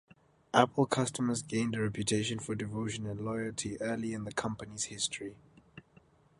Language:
English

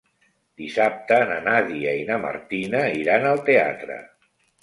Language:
Catalan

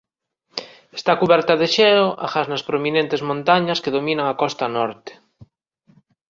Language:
Galician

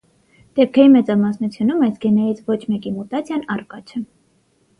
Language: Armenian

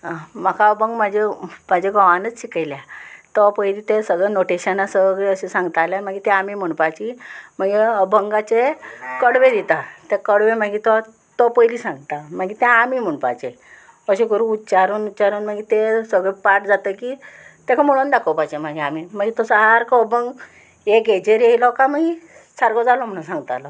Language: Konkani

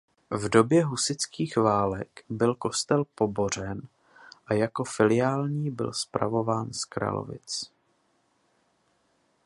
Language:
Czech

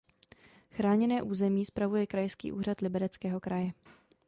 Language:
Czech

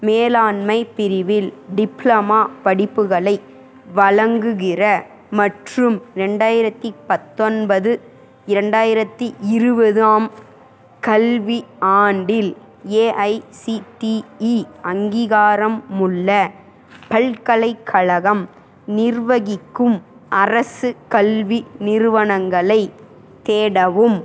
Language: Tamil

